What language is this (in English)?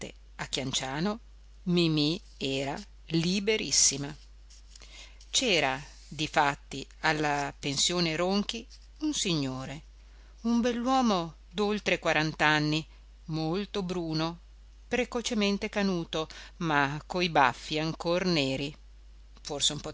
Italian